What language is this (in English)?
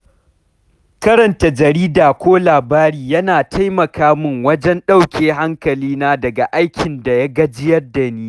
Hausa